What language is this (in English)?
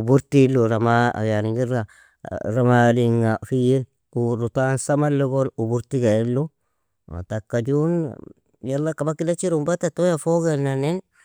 Nobiin